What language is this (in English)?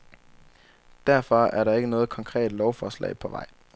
Danish